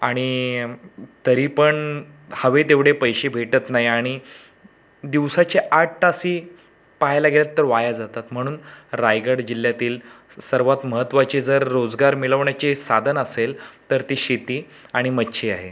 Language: Marathi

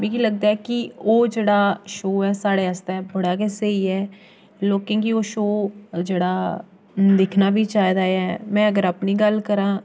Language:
Dogri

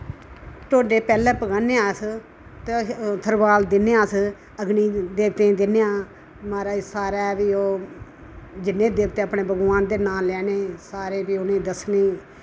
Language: Dogri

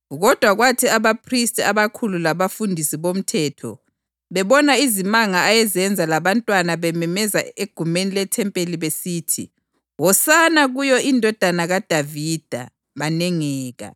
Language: North Ndebele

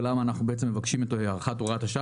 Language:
Hebrew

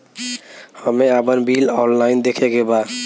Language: Bhojpuri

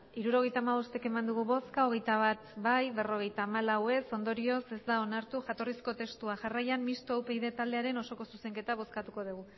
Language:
Basque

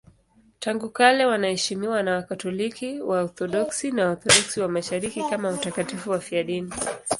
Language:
Swahili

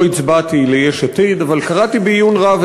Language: Hebrew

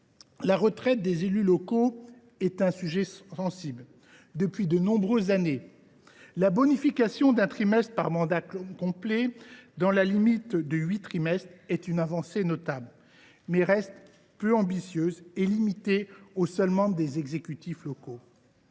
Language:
French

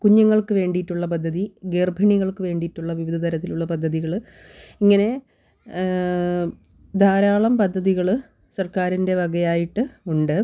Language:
Malayalam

